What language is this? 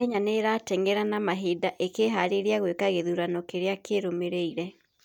Kikuyu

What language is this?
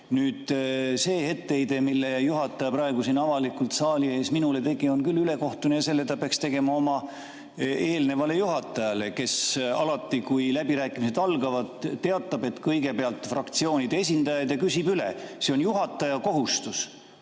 Estonian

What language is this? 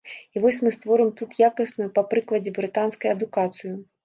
Belarusian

